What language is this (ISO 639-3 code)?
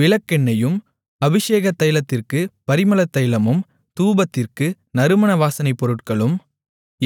tam